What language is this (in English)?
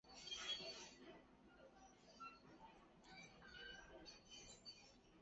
Chinese